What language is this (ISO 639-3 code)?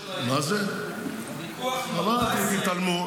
heb